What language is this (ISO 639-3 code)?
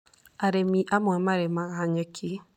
kik